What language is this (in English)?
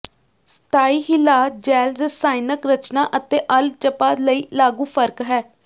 Punjabi